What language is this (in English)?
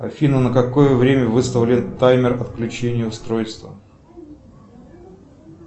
Russian